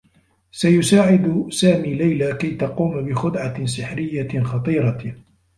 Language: Arabic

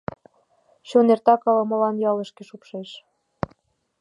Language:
Mari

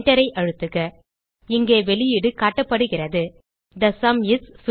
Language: Tamil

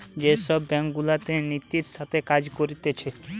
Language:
Bangla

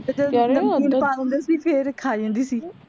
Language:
Punjabi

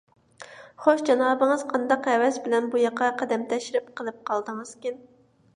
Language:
Uyghur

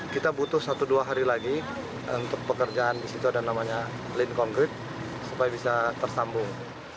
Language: Indonesian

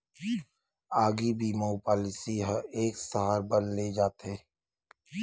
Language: Chhattisgarhi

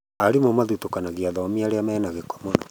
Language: Kikuyu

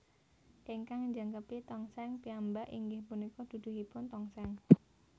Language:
Javanese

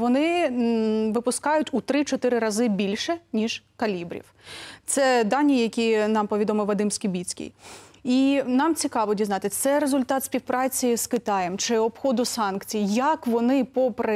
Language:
Ukrainian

